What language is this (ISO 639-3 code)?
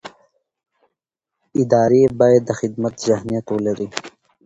pus